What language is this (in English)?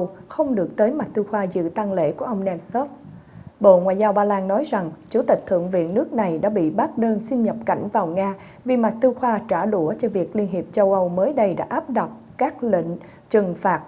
Vietnamese